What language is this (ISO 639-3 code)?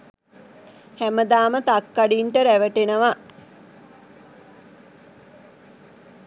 sin